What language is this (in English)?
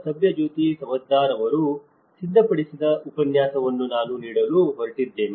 Kannada